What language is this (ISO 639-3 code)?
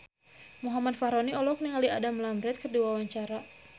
sun